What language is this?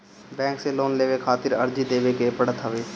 Bhojpuri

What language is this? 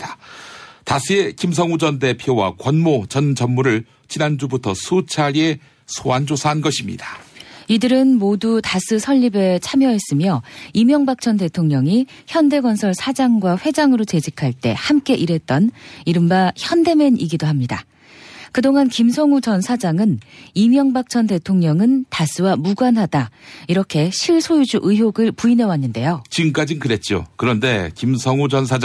Korean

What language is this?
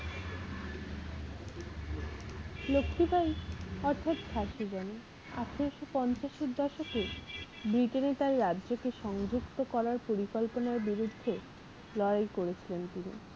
Bangla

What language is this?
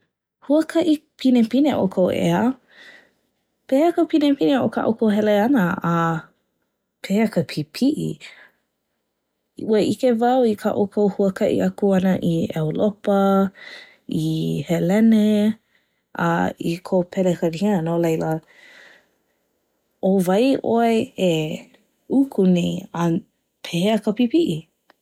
Hawaiian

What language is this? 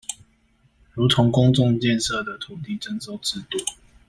Chinese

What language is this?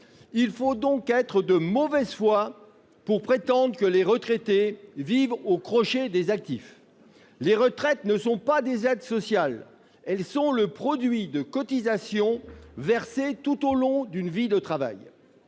French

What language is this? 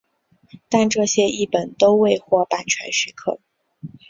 Chinese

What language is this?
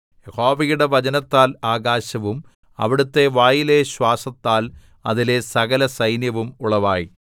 Malayalam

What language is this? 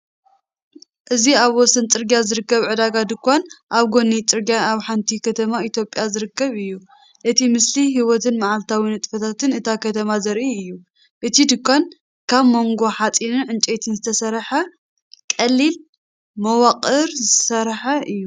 Tigrinya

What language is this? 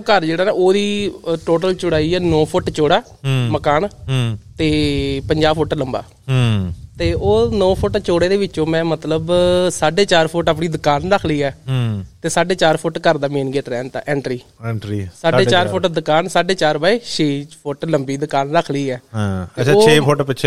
Punjabi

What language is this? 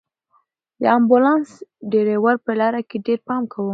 Pashto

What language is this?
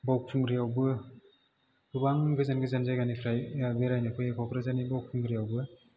Bodo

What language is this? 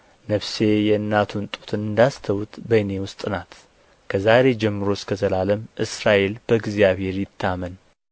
Amharic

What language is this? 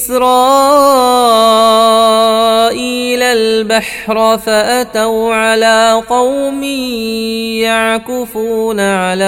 Arabic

